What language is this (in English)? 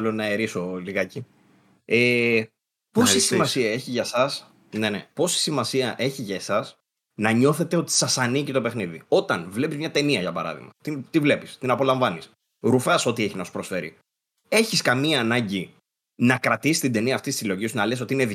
Greek